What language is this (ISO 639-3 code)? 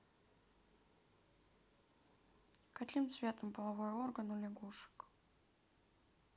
rus